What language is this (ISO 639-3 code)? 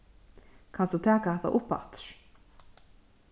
fao